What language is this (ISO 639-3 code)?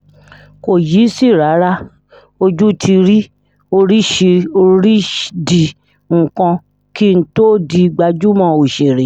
yor